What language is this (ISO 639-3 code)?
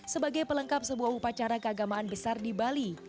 ind